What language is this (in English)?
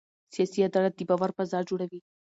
Pashto